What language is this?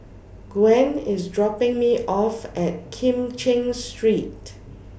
English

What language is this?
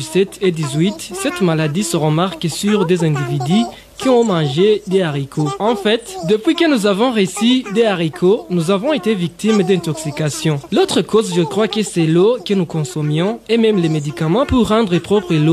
French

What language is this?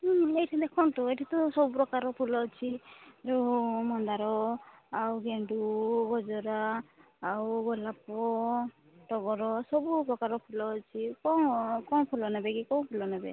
Odia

